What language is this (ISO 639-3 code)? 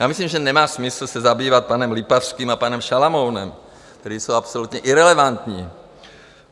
ces